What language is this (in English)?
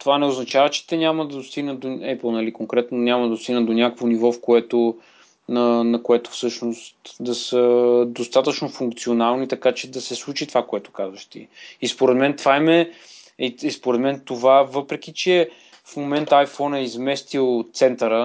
Bulgarian